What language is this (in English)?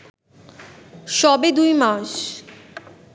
Bangla